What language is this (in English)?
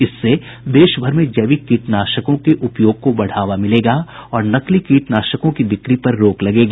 Hindi